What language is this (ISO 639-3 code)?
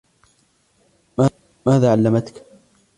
ara